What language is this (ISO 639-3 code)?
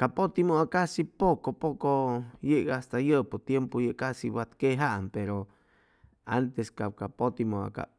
zoh